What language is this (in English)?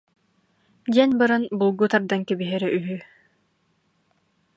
Yakut